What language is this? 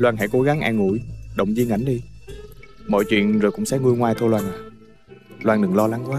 Vietnamese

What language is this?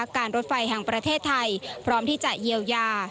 Thai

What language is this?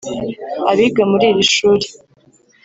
Kinyarwanda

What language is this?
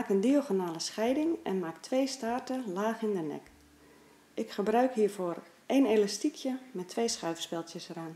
Dutch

